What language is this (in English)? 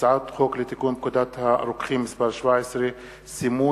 Hebrew